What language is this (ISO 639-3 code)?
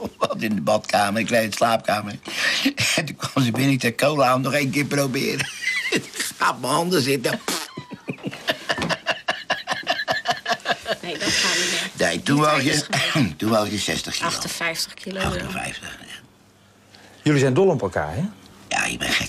nld